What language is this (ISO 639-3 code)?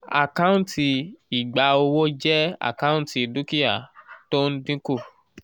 yor